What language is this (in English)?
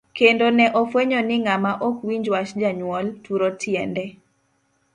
Luo (Kenya and Tanzania)